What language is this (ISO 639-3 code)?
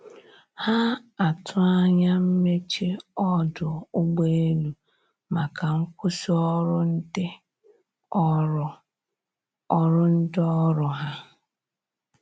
ibo